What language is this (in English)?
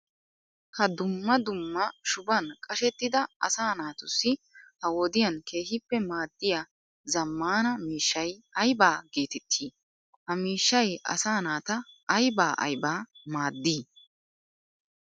Wolaytta